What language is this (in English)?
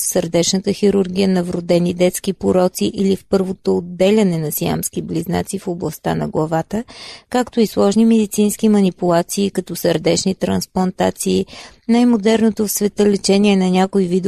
Bulgarian